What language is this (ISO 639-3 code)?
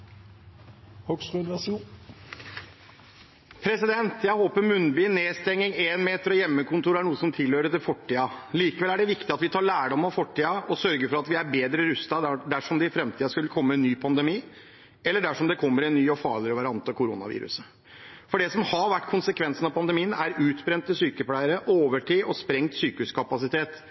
nor